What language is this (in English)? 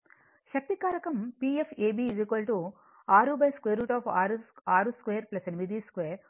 Telugu